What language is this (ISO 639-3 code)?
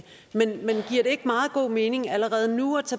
dan